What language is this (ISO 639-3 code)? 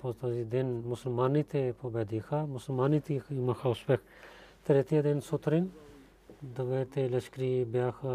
bul